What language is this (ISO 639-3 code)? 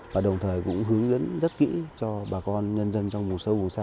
vie